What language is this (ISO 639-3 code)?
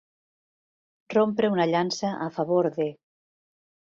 cat